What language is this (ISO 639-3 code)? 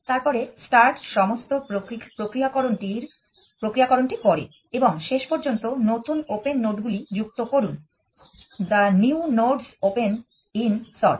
ben